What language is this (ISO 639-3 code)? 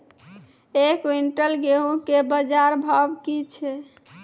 mai